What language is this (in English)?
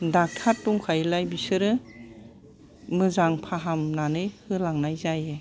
Bodo